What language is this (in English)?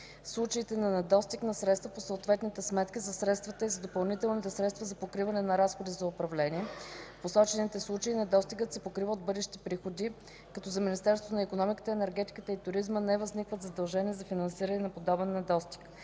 Bulgarian